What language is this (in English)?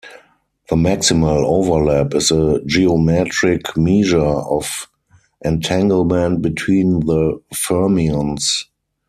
English